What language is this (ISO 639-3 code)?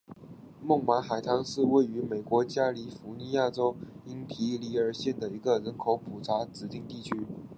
zho